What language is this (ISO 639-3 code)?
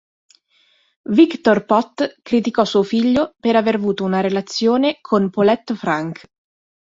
ita